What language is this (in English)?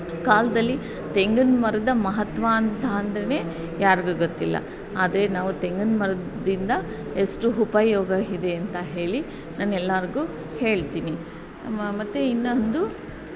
Kannada